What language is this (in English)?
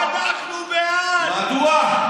Hebrew